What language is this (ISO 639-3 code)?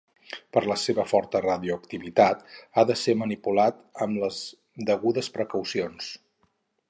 cat